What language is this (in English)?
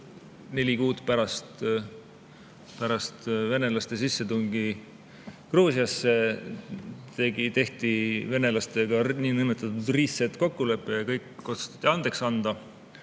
Estonian